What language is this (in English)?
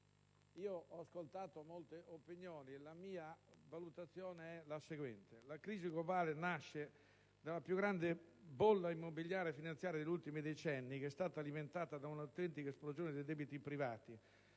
Italian